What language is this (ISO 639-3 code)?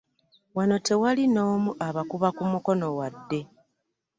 lug